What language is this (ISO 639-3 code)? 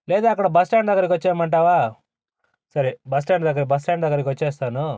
tel